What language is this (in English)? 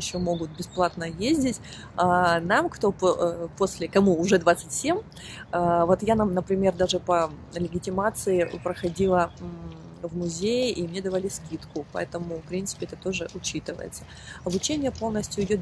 Russian